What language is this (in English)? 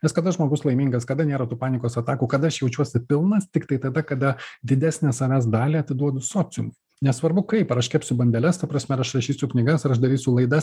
Lithuanian